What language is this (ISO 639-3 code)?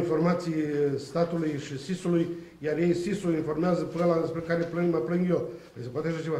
ron